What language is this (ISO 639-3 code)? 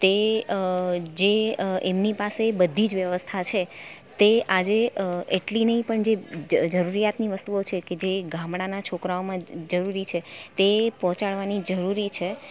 guj